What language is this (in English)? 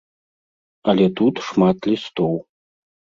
Belarusian